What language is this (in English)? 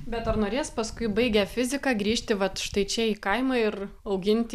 Lithuanian